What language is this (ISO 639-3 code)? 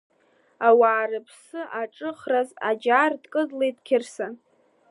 abk